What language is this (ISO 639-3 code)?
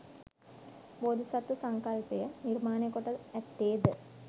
sin